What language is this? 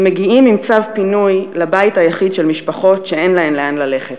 Hebrew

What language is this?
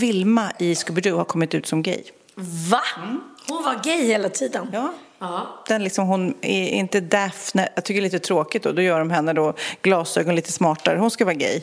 Swedish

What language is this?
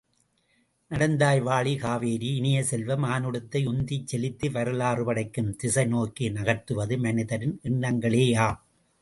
Tamil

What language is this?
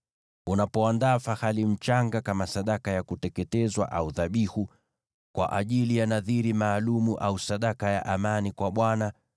Swahili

